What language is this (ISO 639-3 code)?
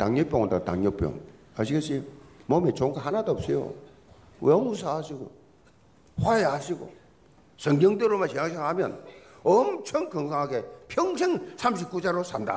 kor